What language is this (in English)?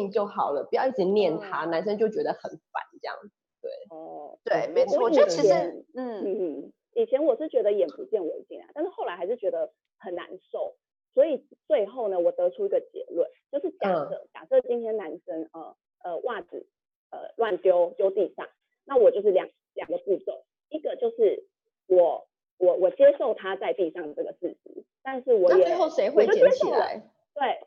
Chinese